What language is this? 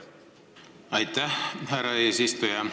Estonian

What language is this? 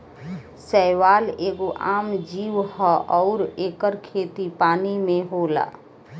Bhojpuri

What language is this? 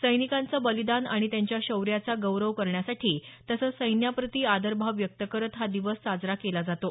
Marathi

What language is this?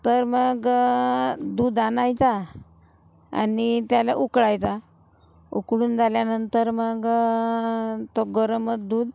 Marathi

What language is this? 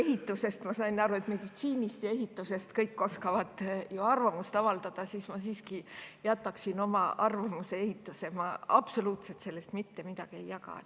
Estonian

